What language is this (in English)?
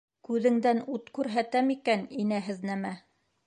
Bashkir